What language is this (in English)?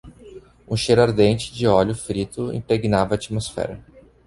Portuguese